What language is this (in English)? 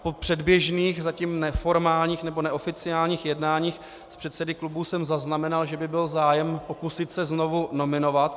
Czech